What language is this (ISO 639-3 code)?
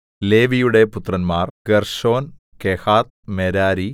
mal